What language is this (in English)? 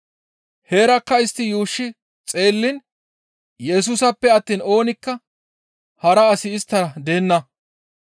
Gamo